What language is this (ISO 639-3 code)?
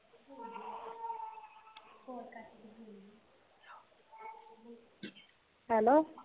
pan